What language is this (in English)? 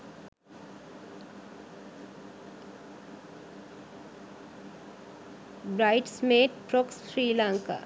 Sinhala